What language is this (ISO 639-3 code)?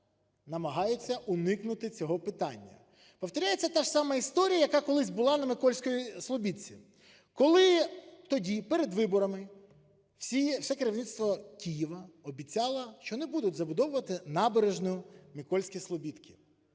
ukr